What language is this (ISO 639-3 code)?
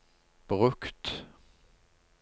nor